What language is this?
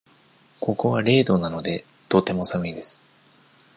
Japanese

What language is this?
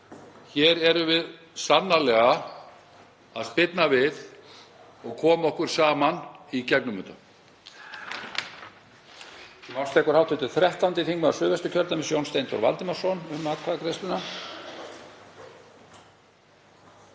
Icelandic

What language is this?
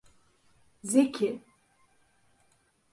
Turkish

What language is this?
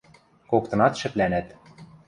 Western Mari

